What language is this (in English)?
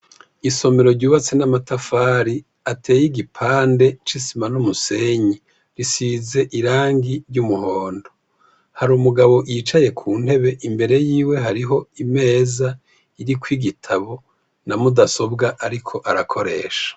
Rundi